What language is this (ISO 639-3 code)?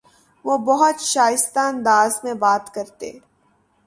urd